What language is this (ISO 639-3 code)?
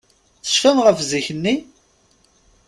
kab